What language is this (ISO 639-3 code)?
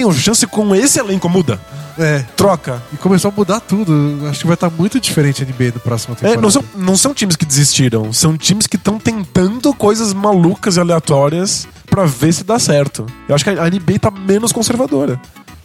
por